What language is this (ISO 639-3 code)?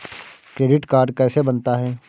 hin